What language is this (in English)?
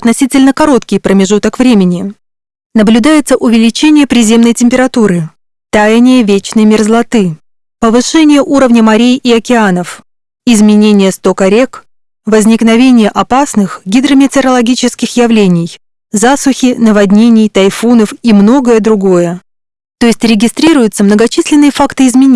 Russian